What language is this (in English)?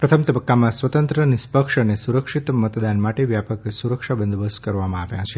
Gujarati